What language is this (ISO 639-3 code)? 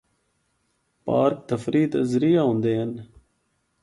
hno